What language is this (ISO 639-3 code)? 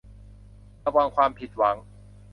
tha